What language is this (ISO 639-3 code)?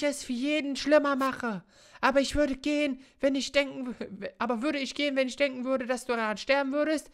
deu